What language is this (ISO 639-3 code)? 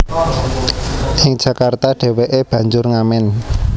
jav